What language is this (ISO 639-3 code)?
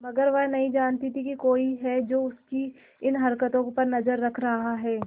hin